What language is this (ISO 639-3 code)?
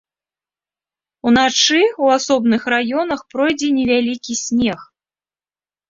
bel